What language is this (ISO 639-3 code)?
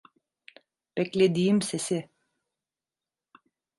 tur